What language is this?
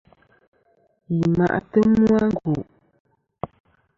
Kom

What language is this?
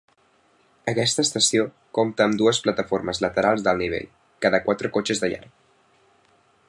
Catalan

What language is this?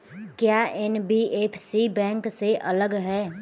Hindi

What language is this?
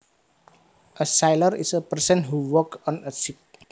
Javanese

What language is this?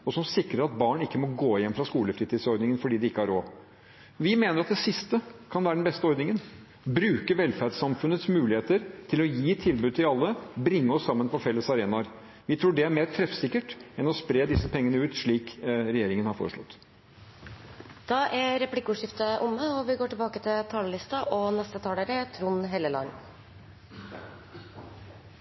Norwegian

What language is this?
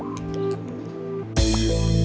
Thai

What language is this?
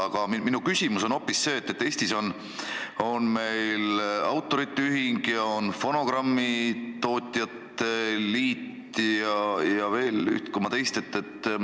Estonian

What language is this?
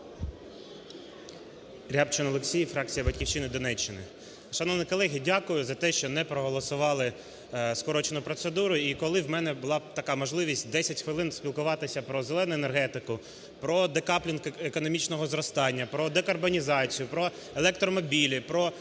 Ukrainian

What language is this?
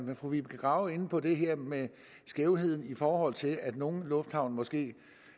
Danish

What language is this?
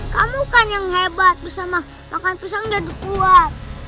Indonesian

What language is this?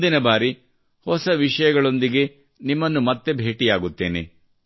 Kannada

